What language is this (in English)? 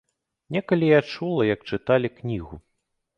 Belarusian